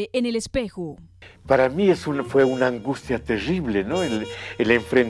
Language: Spanish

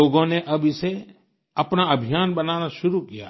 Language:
Hindi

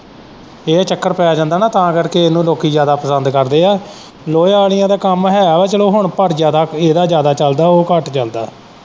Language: Punjabi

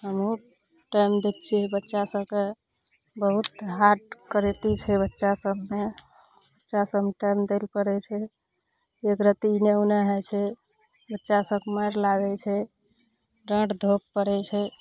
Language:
Maithili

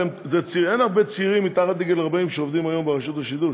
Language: Hebrew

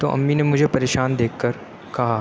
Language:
Urdu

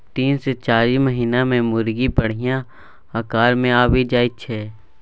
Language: Maithili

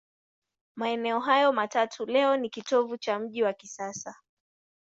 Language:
Swahili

